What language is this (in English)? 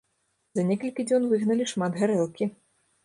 Belarusian